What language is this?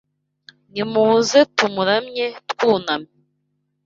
Kinyarwanda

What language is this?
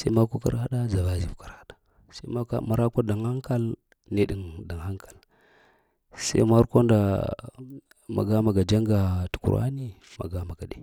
Lamang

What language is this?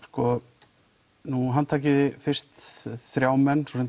Icelandic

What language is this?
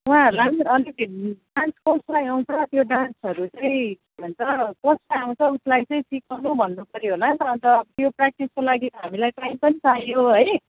Nepali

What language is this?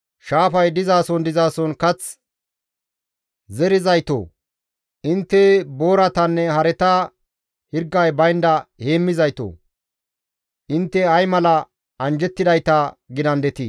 Gamo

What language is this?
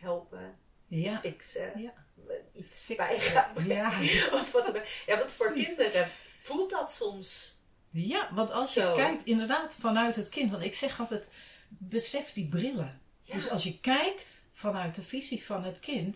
Dutch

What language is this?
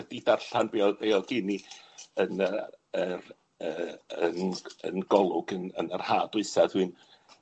Welsh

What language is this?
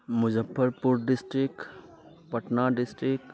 Maithili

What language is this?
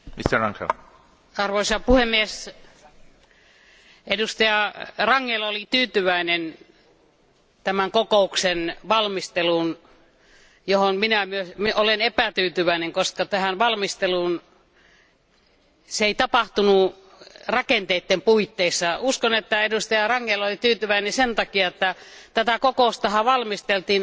Finnish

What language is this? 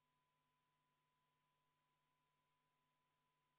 Estonian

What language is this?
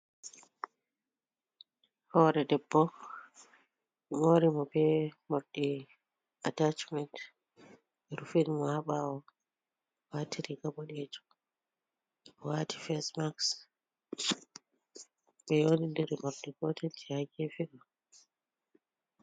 Fula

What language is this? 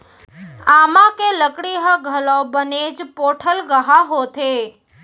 Chhattisgarhi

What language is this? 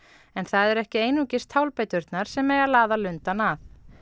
Icelandic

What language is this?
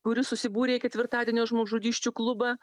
Lithuanian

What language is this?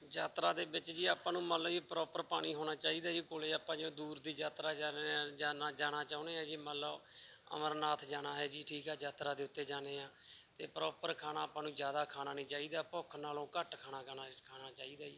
Punjabi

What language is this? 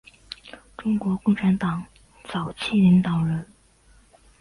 Chinese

